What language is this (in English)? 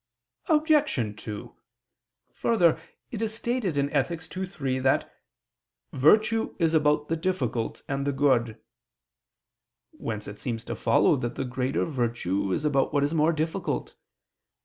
English